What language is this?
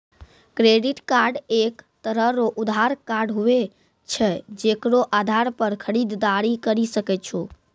Maithili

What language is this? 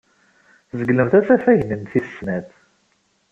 Kabyle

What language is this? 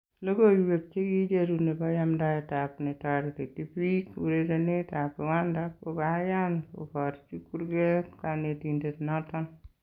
Kalenjin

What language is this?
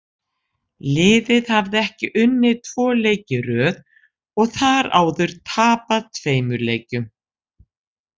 Icelandic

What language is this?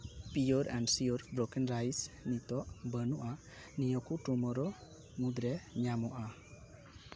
Santali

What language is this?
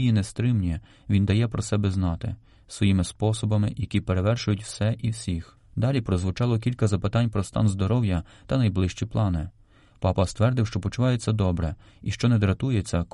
Ukrainian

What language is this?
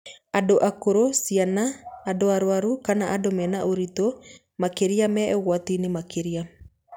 Kikuyu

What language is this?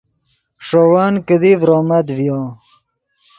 Yidgha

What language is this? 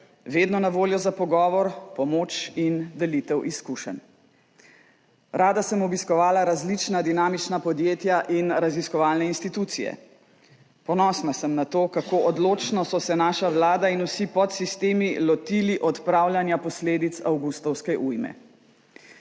Slovenian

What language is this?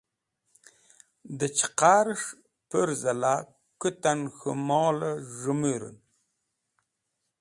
Wakhi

